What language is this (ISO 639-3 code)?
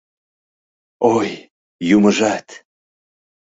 chm